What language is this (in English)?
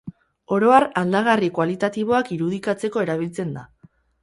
Basque